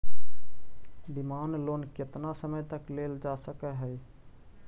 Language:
Magahi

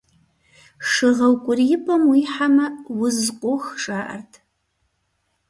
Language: Kabardian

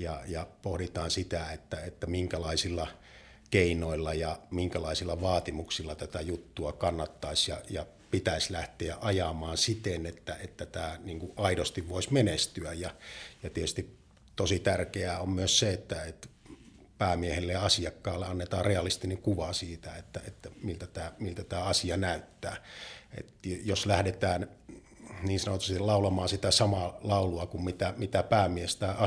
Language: Finnish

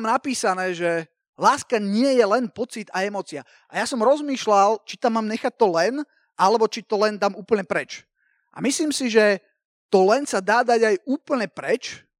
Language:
Slovak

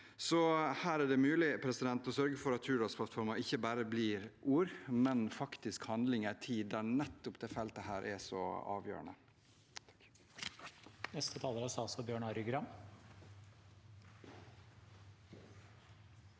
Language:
Norwegian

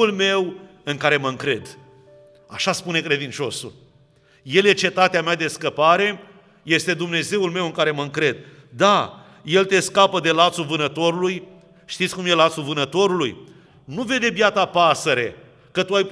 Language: Romanian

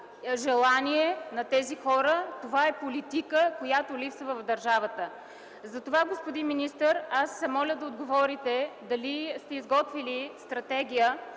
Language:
Bulgarian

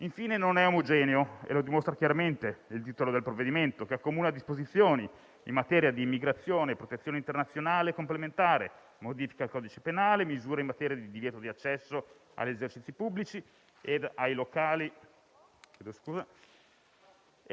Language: Italian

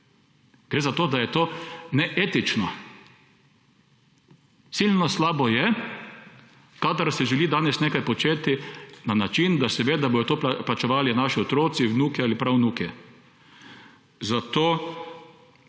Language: Slovenian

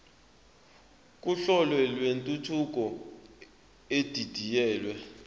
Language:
Zulu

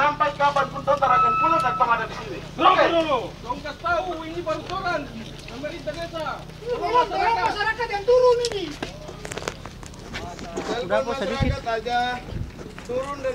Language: Indonesian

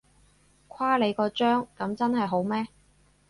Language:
Cantonese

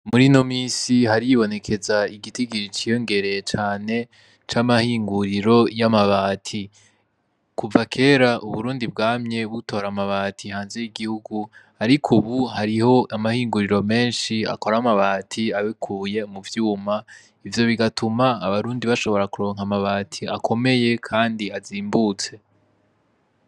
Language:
Rundi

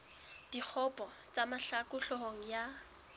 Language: Southern Sotho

